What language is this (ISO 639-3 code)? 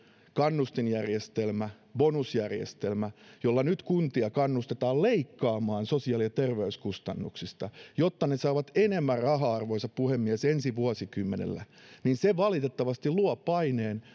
fin